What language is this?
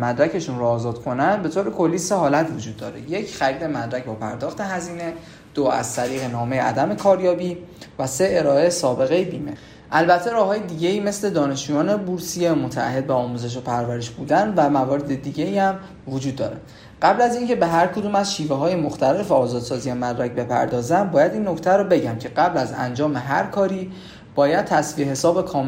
Persian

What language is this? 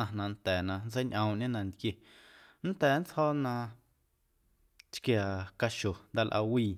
Guerrero Amuzgo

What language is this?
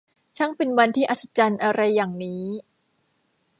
Thai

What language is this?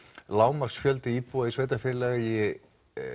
Icelandic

